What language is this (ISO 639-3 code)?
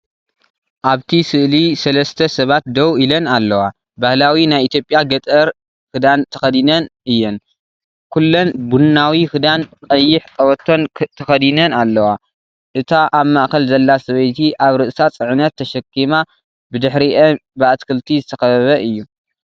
tir